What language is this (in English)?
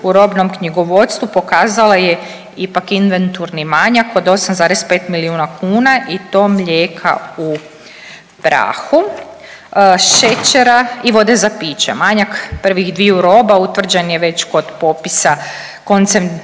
Croatian